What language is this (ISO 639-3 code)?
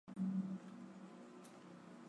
zho